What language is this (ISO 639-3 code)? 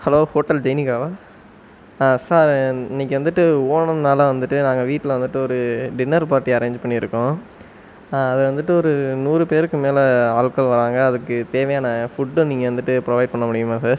tam